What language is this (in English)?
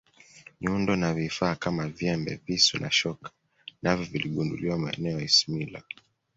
Swahili